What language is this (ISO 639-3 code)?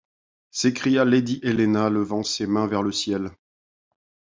fra